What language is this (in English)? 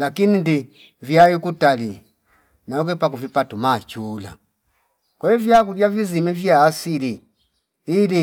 Fipa